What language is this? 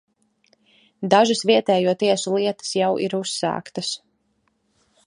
Latvian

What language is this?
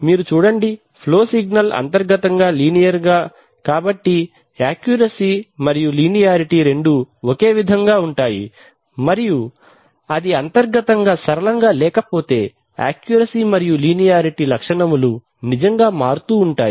Telugu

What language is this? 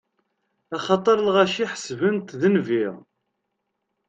Kabyle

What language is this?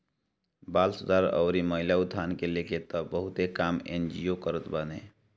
Bhojpuri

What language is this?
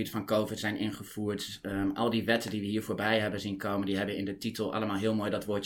Dutch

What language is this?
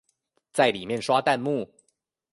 Chinese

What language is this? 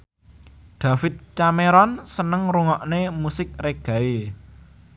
Javanese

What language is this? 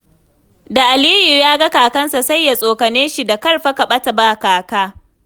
Hausa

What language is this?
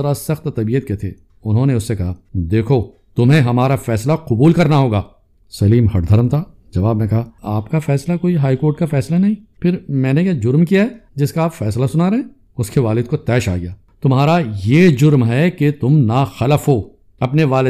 Urdu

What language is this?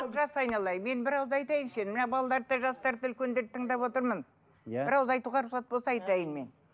Kazakh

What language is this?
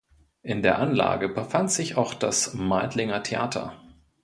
German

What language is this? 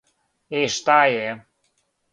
Serbian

